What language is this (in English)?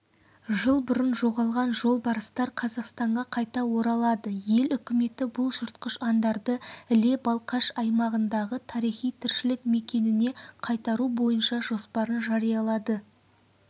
Kazakh